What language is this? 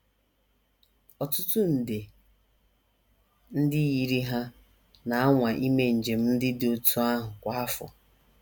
Igbo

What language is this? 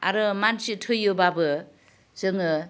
Bodo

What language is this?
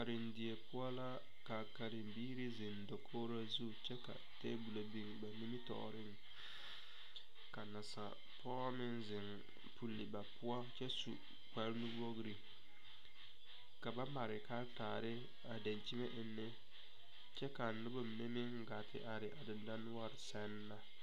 Southern Dagaare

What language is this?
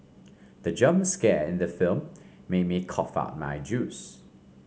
English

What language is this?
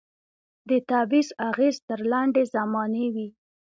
Pashto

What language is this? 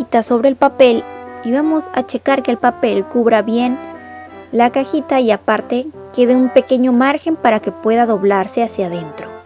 Spanish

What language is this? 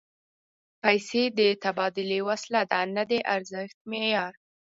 Pashto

